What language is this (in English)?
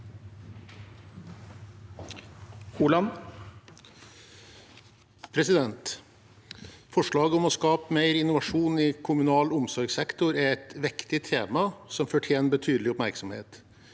Norwegian